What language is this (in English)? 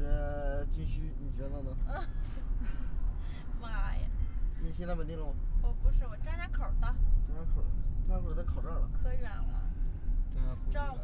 Chinese